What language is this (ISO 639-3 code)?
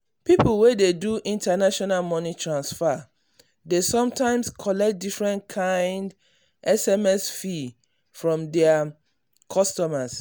pcm